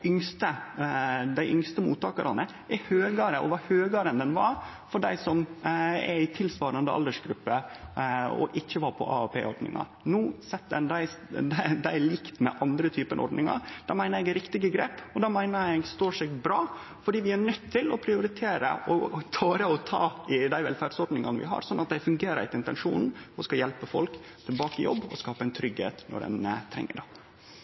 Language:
Norwegian Nynorsk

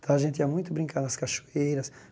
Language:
Portuguese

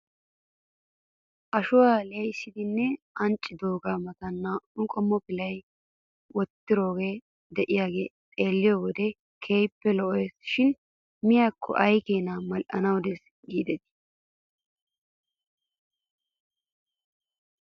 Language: Wolaytta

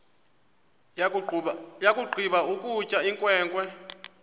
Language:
Xhosa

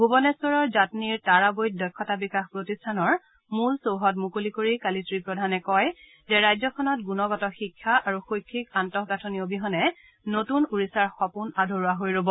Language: Assamese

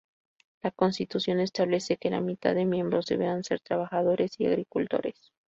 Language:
Spanish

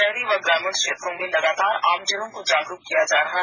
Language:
Hindi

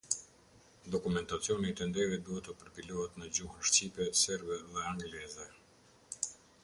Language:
Albanian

